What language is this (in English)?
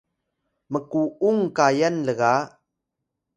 Atayal